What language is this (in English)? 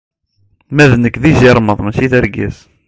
Kabyle